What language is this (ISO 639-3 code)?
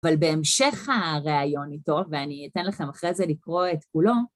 heb